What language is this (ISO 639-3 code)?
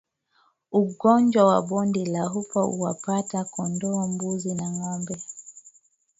swa